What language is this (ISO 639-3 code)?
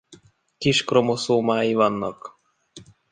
hun